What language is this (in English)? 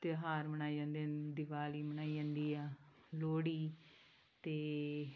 Punjabi